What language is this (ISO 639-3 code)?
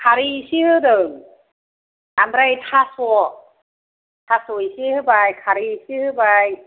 brx